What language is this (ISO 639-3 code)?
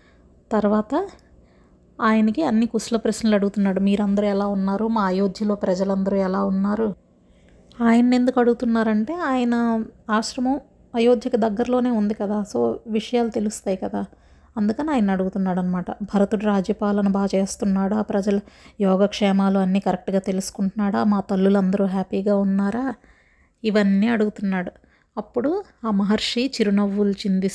tel